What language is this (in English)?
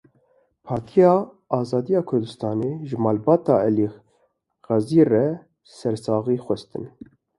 Kurdish